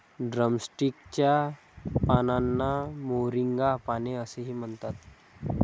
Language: Marathi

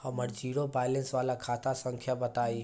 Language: Bhojpuri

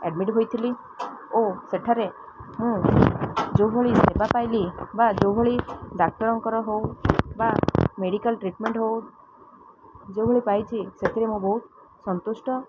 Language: Odia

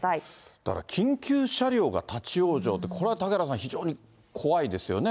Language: Japanese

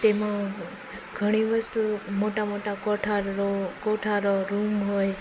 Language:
Gujarati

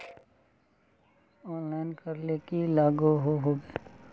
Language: Magahi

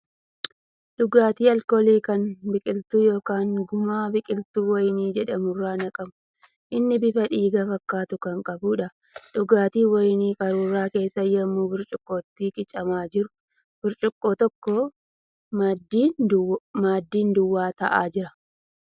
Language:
Oromo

